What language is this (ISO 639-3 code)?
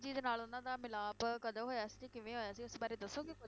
pan